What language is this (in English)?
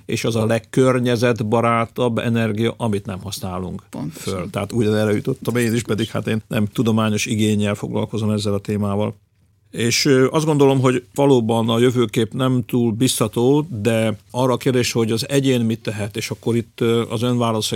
Hungarian